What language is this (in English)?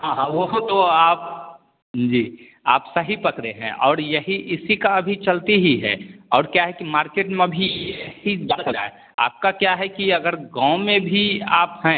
Hindi